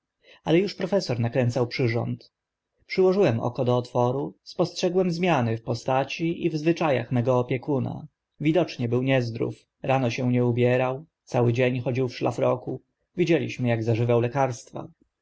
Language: Polish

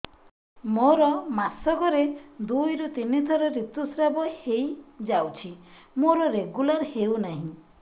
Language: Odia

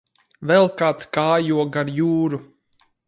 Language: Latvian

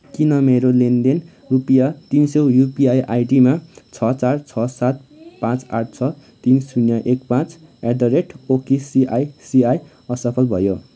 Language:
Nepali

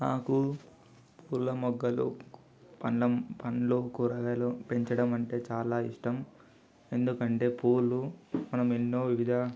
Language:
Telugu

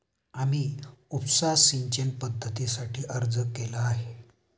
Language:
Marathi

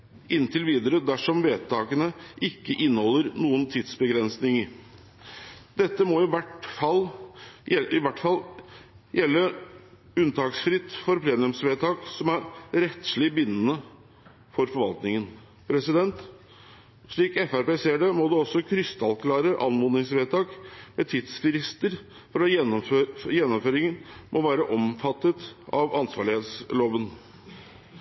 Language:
Norwegian Bokmål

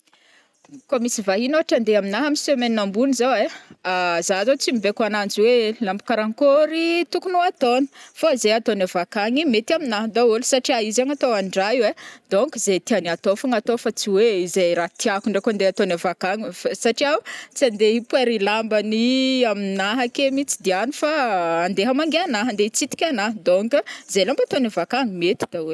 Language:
Northern Betsimisaraka Malagasy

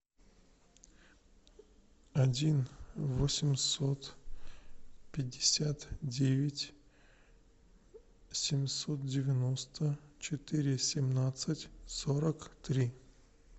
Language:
Russian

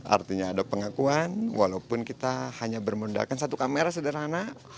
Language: Indonesian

